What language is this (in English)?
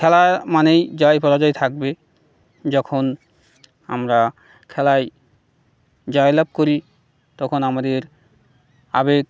Bangla